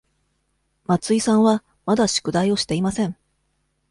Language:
Japanese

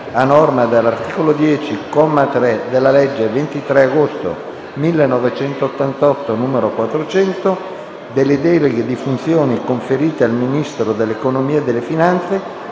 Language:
Italian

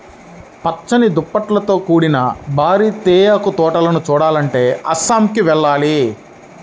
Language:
Telugu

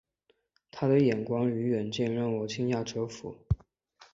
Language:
Chinese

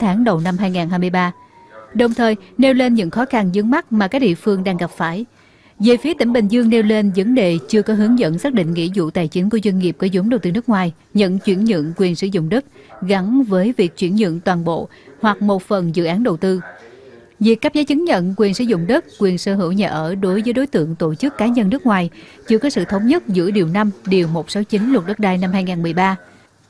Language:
Vietnamese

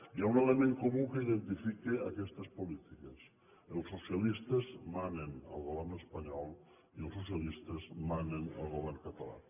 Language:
Catalan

